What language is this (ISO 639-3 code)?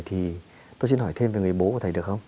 vie